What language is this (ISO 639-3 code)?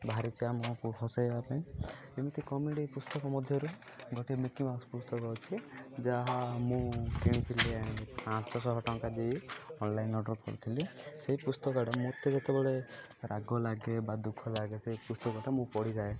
ori